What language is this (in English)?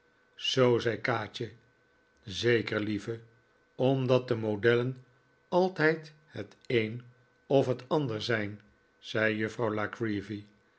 Dutch